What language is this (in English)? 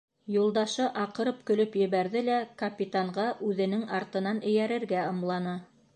Bashkir